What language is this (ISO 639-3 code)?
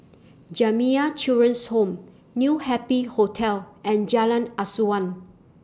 eng